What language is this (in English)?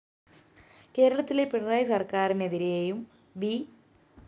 Malayalam